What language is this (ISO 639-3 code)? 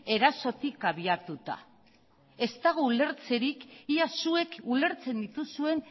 eus